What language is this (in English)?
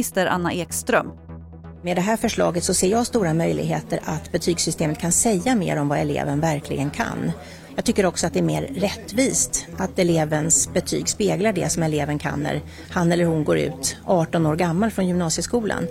Swedish